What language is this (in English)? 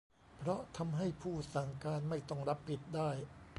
Thai